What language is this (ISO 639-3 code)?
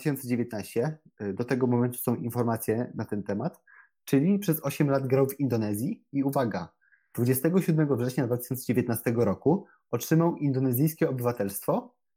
pol